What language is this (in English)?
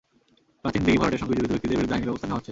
Bangla